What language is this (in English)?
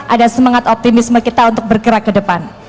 Indonesian